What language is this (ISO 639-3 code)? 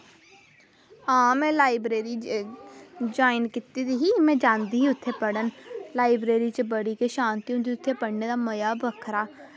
doi